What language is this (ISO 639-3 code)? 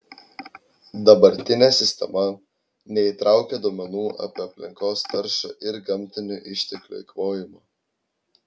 lit